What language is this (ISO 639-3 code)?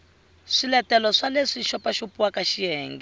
tso